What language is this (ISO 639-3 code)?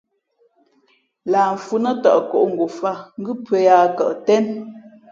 fmp